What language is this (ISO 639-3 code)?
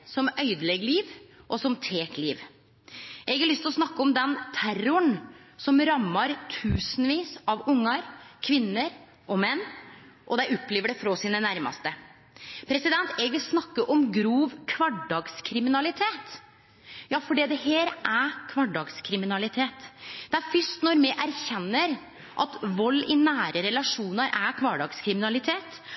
nno